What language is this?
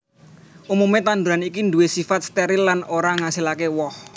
Javanese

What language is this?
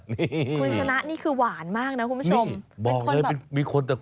Thai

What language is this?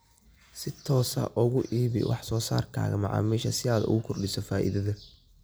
Somali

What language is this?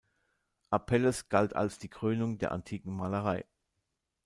German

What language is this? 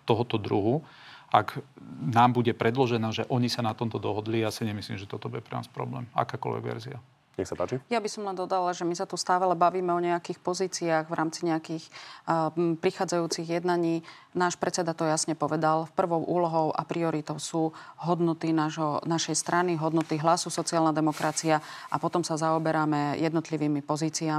Slovak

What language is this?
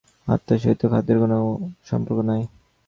Bangla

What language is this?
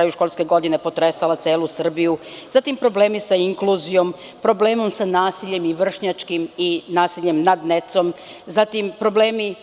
Serbian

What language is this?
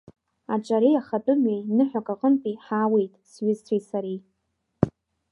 Abkhazian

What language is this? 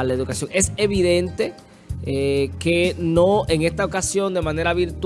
Spanish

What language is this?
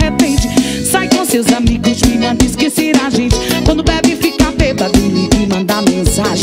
Portuguese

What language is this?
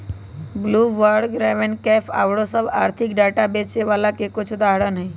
Magahi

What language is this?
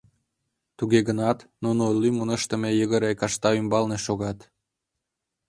Mari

